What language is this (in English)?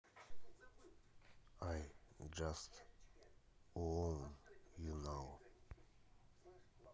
Russian